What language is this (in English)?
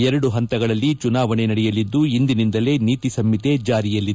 Kannada